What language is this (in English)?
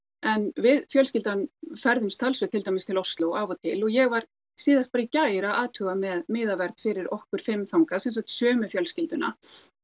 Icelandic